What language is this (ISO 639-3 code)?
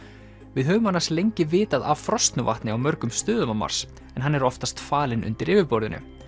isl